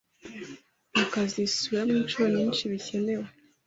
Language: Kinyarwanda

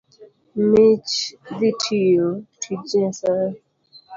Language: Luo (Kenya and Tanzania)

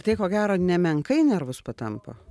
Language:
Lithuanian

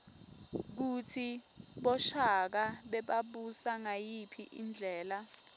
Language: Swati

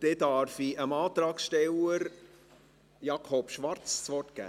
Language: Swiss German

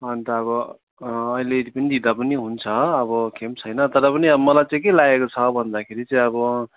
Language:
Nepali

